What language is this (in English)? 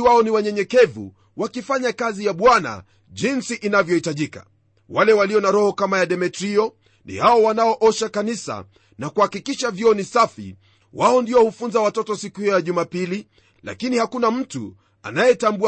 Swahili